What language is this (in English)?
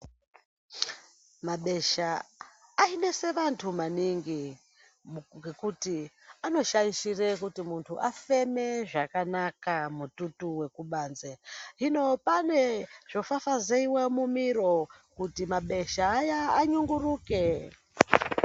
Ndau